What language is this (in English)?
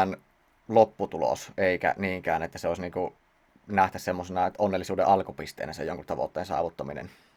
Finnish